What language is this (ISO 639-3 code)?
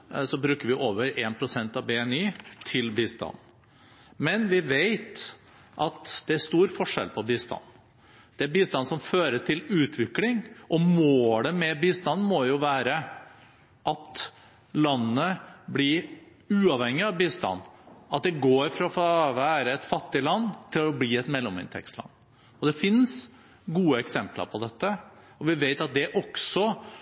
nob